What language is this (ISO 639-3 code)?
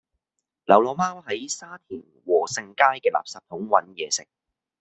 yue